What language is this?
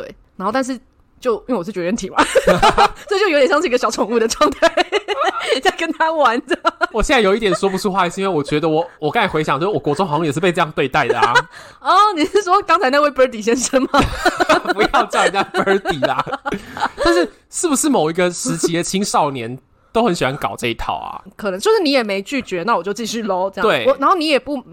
Chinese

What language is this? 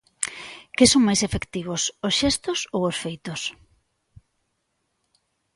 Galician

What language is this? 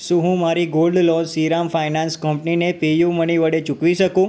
Gujarati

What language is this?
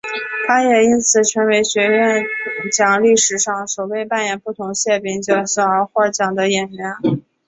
Chinese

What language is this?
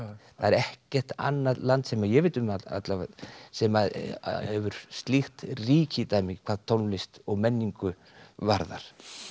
Icelandic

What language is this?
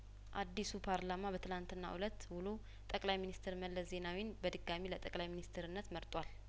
Amharic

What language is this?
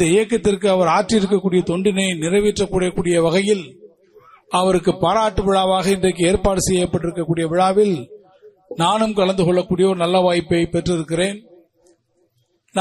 Tamil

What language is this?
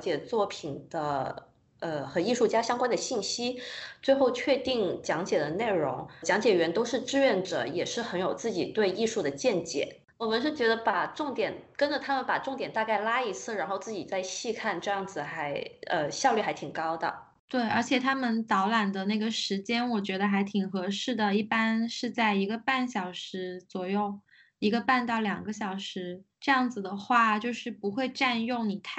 Chinese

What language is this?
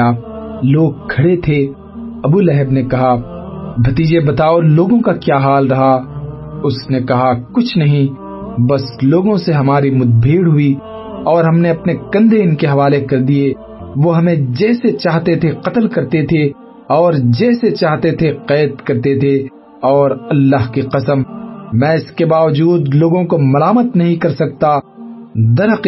Urdu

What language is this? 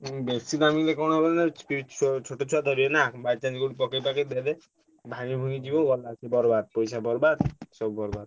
Odia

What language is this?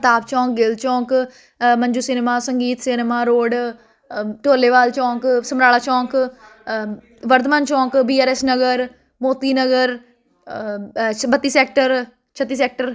Punjabi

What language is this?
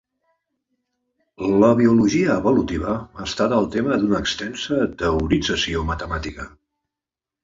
Catalan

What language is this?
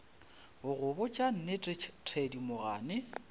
Northern Sotho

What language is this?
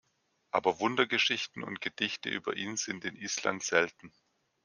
German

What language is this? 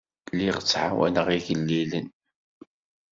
Kabyle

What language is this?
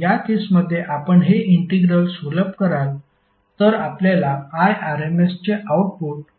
Marathi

